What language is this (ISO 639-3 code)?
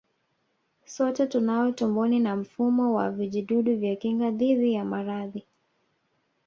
swa